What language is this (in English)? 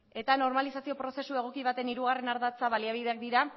Basque